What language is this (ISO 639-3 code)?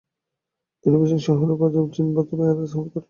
ben